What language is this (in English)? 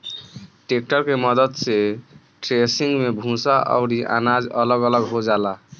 Bhojpuri